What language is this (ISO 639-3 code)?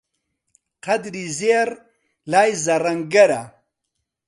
ckb